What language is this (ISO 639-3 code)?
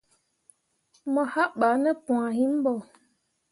mua